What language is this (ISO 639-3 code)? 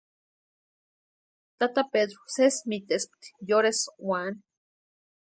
pua